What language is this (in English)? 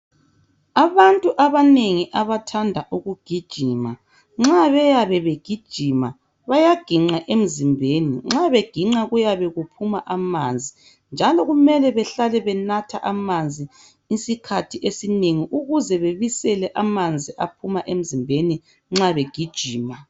North Ndebele